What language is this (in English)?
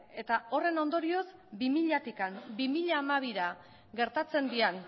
Basque